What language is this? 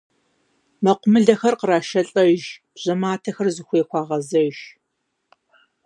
Kabardian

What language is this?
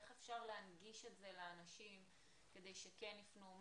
Hebrew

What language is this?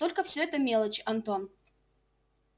Russian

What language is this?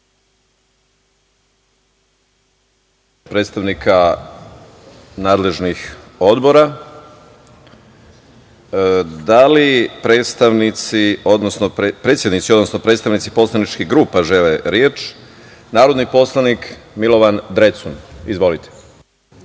Serbian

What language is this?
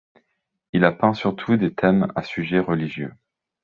French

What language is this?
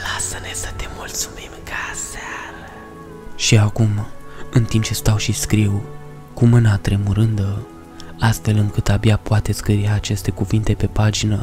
Romanian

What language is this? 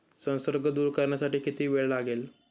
Marathi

